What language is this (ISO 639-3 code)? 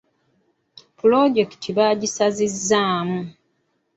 lug